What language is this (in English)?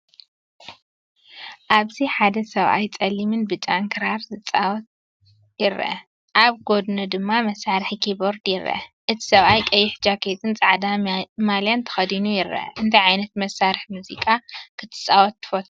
Tigrinya